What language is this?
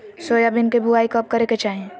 Magahi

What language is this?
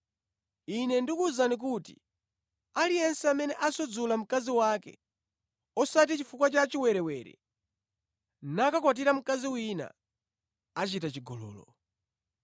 Nyanja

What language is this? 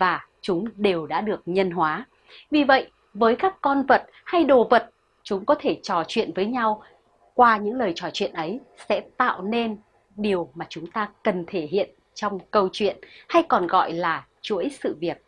Vietnamese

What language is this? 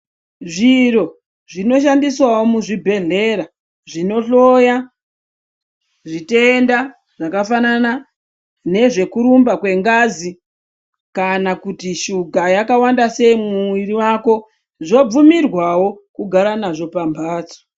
Ndau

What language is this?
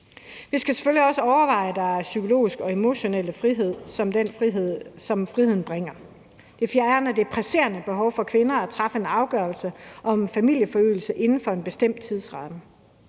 Danish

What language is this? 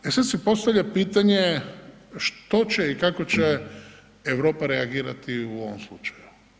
Croatian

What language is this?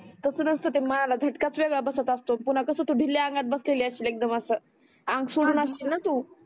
Marathi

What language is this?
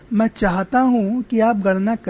Hindi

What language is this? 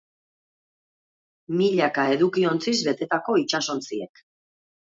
Basque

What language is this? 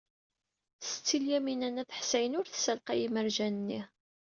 Kabyle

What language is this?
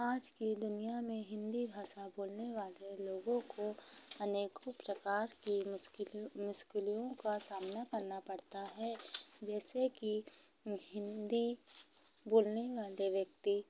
Hindi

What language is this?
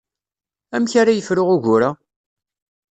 Kabyle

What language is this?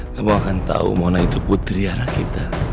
Indonesian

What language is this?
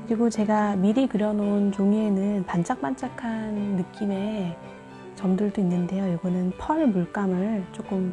Korean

